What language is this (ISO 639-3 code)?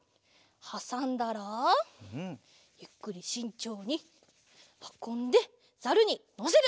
jpn